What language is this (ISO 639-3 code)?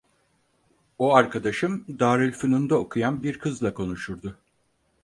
tur